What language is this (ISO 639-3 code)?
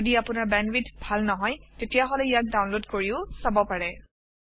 asm